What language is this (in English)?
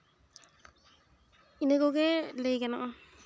Santali